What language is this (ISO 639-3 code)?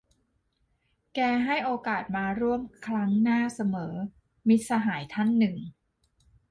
tha